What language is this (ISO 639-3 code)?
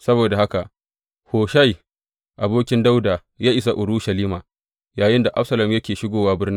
hau